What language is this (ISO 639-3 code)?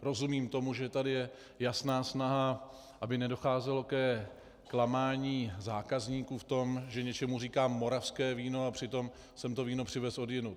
ces